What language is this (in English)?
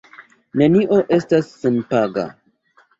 Esperanto